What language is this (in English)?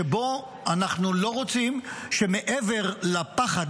Hebrew